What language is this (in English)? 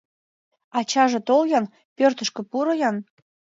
Mari